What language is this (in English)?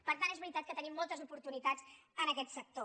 Catalan